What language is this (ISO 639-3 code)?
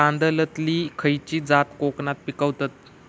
mar